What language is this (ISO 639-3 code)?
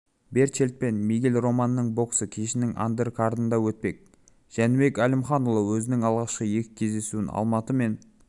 kaz